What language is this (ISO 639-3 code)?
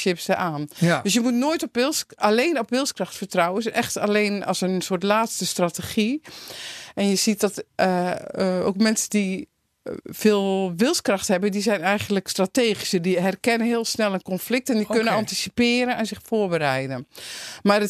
nld